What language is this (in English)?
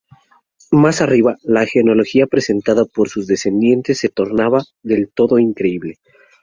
Spanish